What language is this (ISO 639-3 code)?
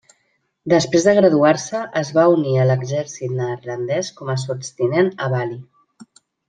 cat